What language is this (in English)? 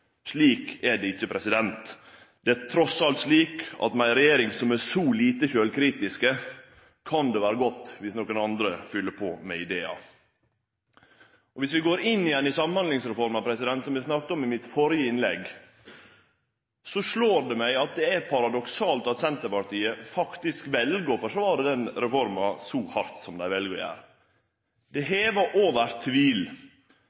Norwegian Nynorsk